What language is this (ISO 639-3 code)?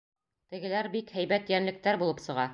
bak